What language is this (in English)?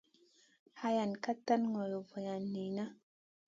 Masana